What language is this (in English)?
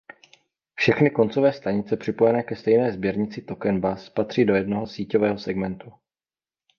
Czech